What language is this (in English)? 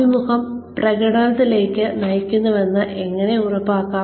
Malayalam